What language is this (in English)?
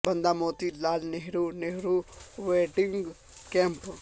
Urdu